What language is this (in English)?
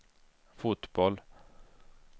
Swedish